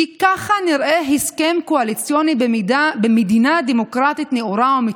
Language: Hebrew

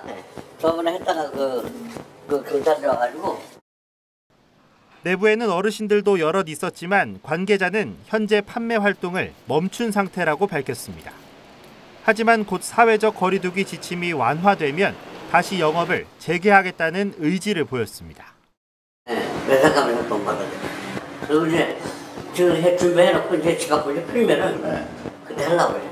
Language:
Korean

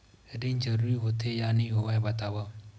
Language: Chhattisgarhi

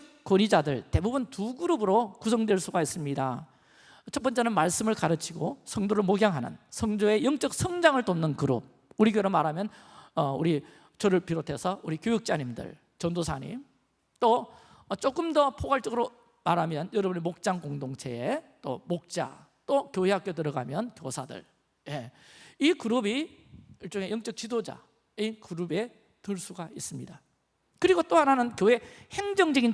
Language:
Korean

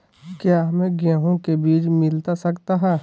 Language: Magahi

